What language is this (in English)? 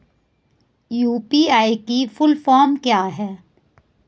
Hindi